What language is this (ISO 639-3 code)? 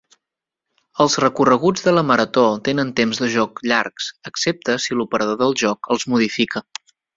cat